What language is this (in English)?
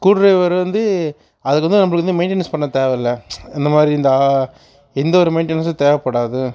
Tamil